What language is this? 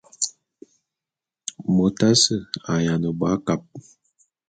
Bulu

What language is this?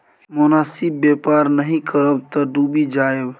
Maithili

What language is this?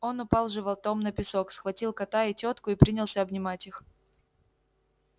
Russian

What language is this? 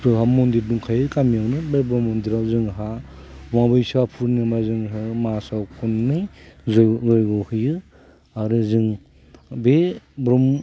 Bodo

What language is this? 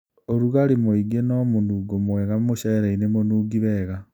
Kikuyu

